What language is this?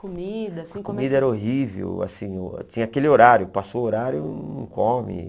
Portuguese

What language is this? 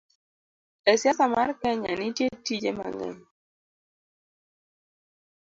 Luo (Kenya and Tanzania)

